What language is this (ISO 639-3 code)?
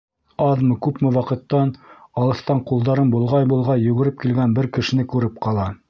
bak